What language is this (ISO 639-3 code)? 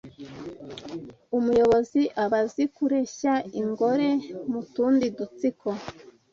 kin